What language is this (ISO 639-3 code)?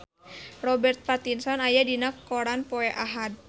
sun